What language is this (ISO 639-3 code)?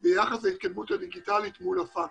heb